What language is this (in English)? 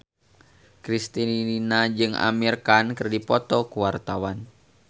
Sundanese